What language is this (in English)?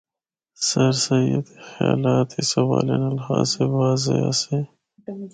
Northern Hindko